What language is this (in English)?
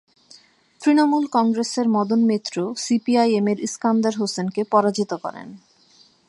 Bangla